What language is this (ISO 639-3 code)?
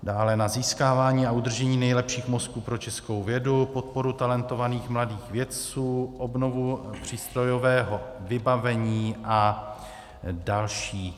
ces